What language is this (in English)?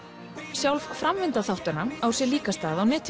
Icelandic